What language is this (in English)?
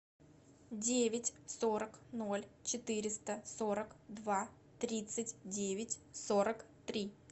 Russian